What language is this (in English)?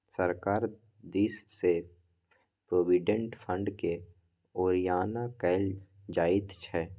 Maithili